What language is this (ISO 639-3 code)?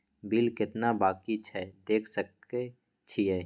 mai